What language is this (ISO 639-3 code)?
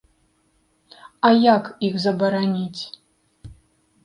bel